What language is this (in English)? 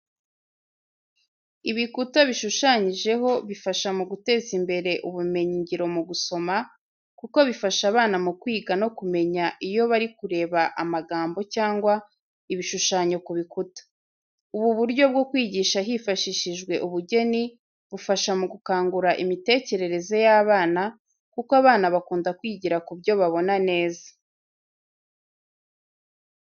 Kinyarwanda